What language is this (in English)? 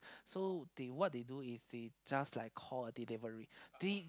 English